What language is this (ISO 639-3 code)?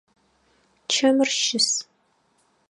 ady